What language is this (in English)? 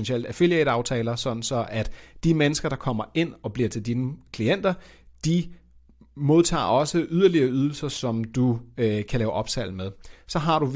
Danish